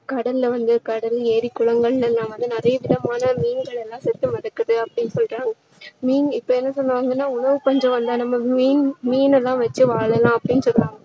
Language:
Tamil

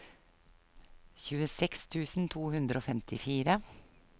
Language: Norwegian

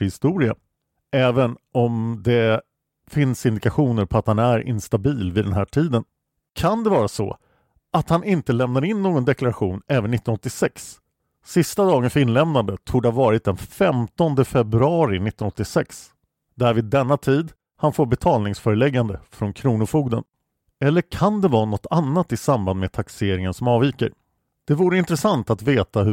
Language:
Swedish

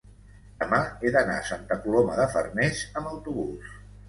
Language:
Catalan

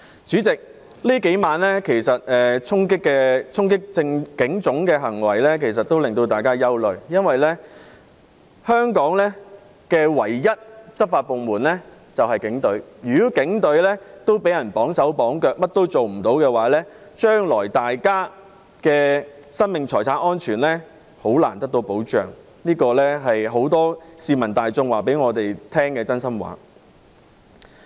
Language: Cantonese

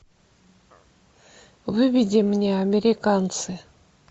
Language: Russian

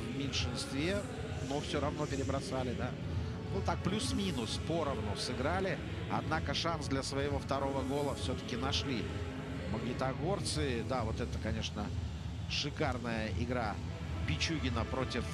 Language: Russian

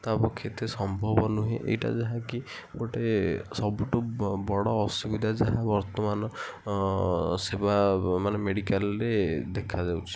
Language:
Odia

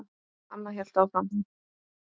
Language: Icelandic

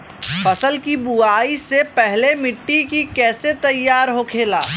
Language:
Bhojpuri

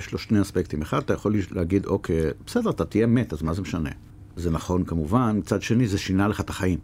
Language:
Hebrew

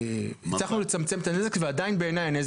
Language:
Hebrew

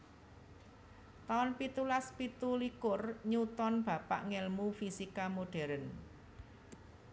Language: Javanese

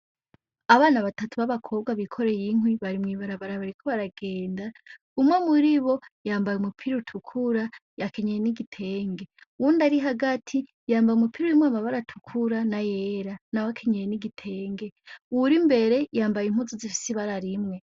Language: Rundi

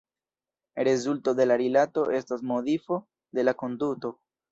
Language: Esperanto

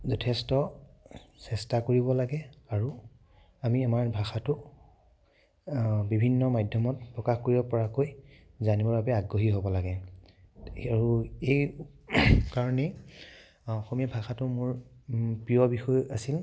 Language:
Assamese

